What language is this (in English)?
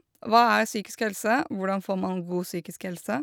Norwegian